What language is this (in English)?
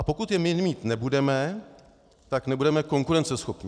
Czech